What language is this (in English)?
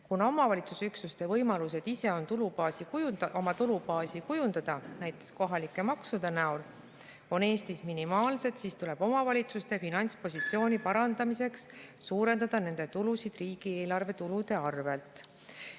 Estonian